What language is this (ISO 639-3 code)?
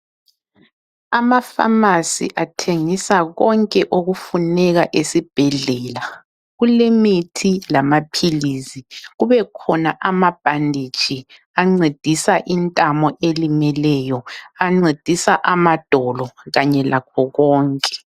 nde